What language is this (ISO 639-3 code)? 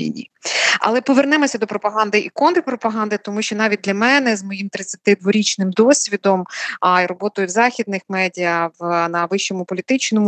ukr